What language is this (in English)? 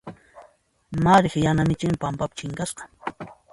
Puno Quechua